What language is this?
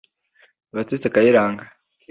Kinyarwanda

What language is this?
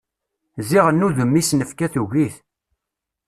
Kabyle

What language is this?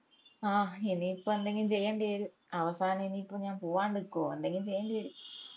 Malayalam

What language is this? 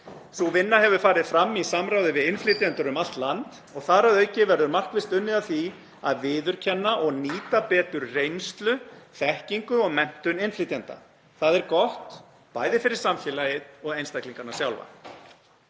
Icelandic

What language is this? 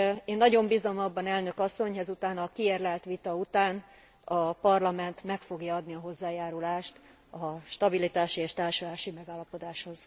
Hungarian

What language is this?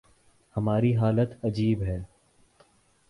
Urdu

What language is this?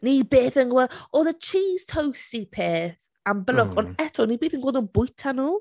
Welsh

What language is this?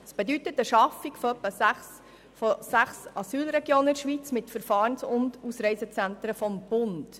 Swiss German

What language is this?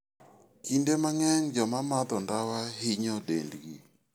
Luo (Kenya and Tanzania)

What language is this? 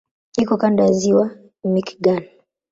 Swahili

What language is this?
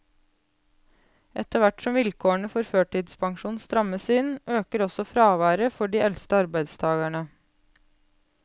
Norwegian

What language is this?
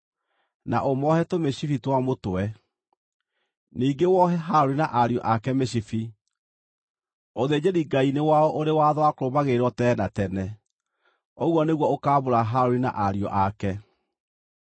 Kikuyu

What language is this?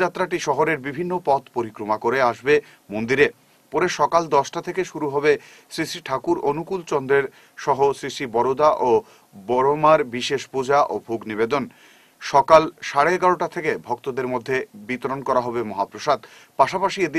Arabic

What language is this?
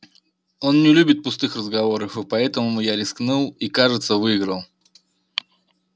Russian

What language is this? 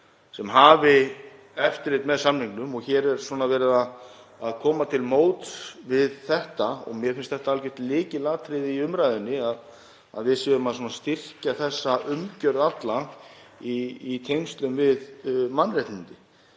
Icelandic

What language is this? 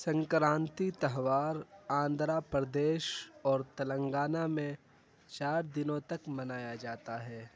Urdu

